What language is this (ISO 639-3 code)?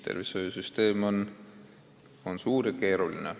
est